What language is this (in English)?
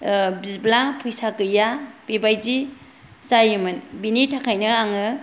Bodo